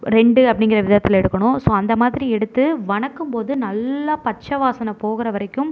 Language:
Tamil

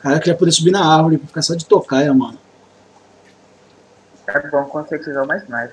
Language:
Portuguese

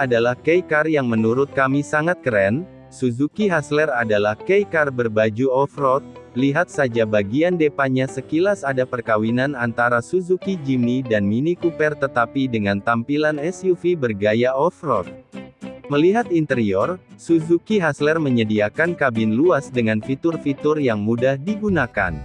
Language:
Indonesian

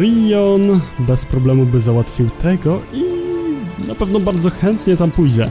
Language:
Polish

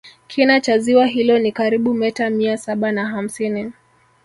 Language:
Swahili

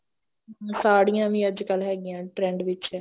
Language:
Punjabi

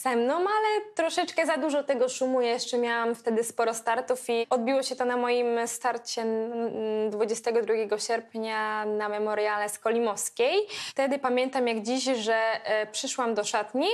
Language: Polish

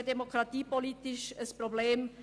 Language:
Swiss German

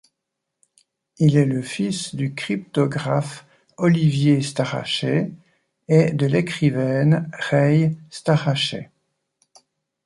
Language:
French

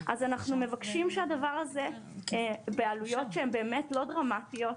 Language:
Hebrew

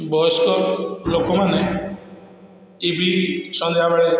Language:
Odia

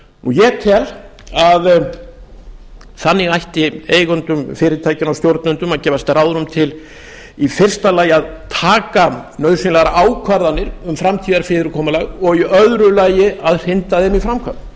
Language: Icelandic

